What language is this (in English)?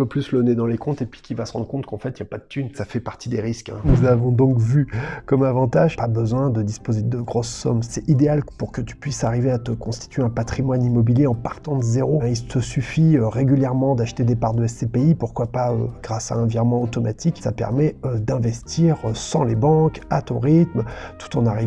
French